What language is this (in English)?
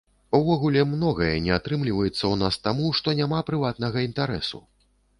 Belarusian